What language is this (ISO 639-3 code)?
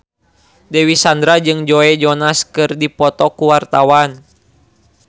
sun